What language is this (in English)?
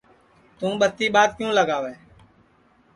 Sansi